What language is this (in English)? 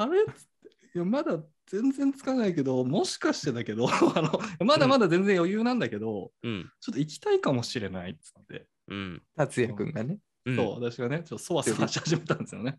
Japanese